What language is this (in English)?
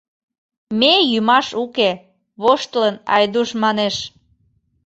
Mari